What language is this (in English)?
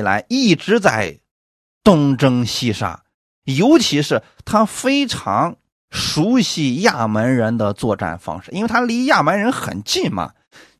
Chinese